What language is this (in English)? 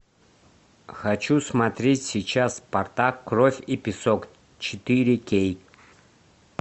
Russian